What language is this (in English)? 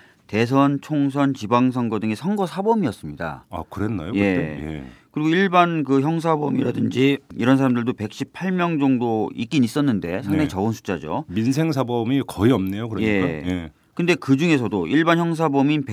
Korean